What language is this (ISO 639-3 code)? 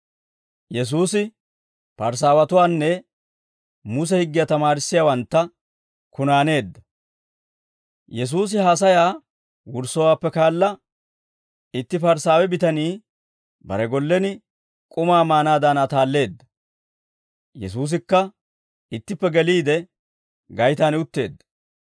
dwr